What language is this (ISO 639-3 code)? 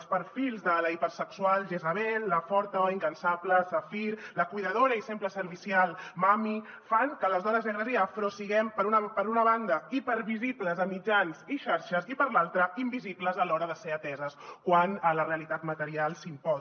cat